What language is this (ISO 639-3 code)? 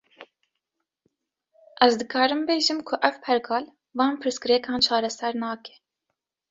kur